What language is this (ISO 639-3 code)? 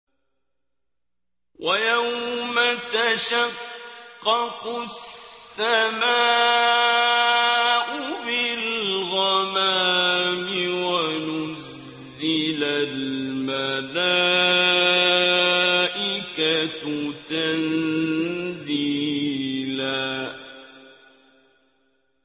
ara